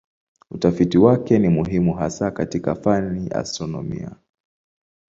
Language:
Swahili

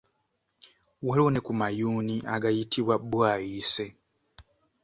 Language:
Ganda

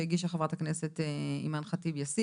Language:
Hebrew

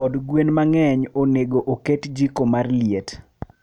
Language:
Luo (Kenya and Tanzania)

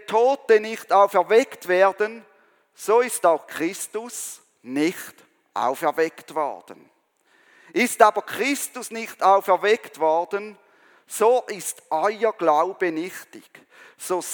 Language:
German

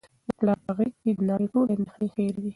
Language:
Pashto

